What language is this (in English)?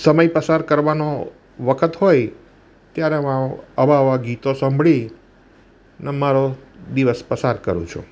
Gujarati